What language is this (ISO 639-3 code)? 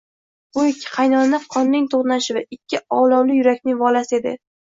uzb